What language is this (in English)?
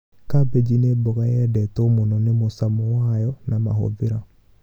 Kikuyu